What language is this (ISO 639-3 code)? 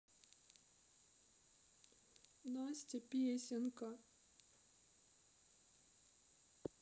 rus